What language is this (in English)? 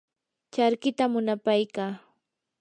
Yanahuanca Pasco Quechua